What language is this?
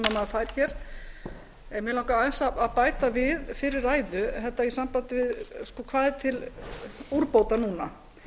Icelandic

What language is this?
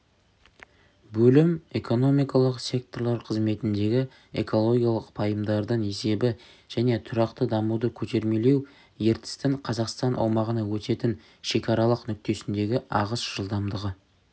Kazakh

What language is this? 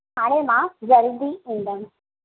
Sindhi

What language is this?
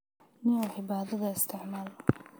Somali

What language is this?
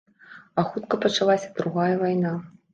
Belarusian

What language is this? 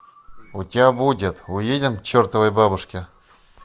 Russian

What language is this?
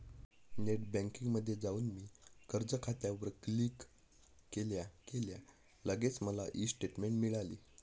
Marathi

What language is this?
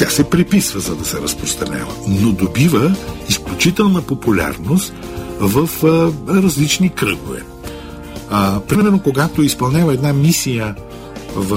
Bulgarian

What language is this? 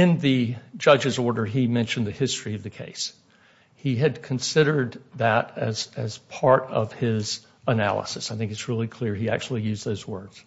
English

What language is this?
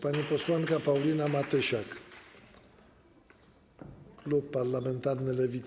Polish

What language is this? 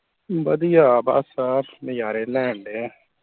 Punjabi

